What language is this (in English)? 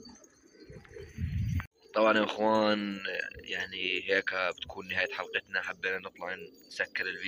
Arabic